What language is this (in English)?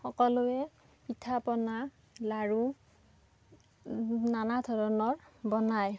Assamese